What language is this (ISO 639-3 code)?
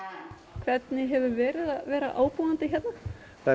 isl